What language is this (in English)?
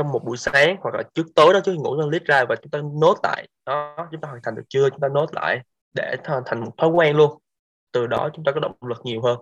Vietnamese